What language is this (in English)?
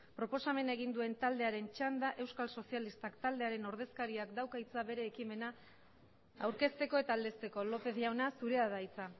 Basque